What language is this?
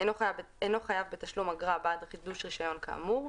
Hebrew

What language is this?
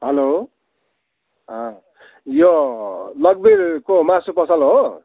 Nepali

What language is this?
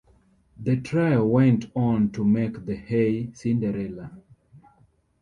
English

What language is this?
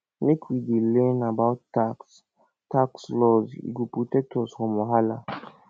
Nigerian Pidgin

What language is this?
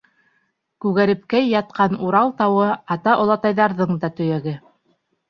Bashkir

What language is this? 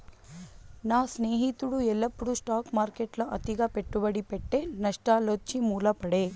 Telugu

